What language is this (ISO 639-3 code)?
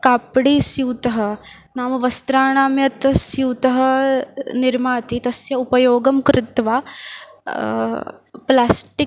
san